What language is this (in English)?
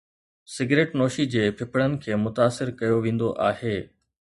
Sindhi